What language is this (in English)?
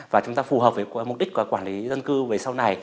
Vietnamese